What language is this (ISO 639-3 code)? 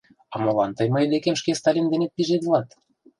chm